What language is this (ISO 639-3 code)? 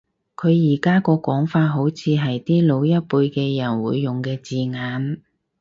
yue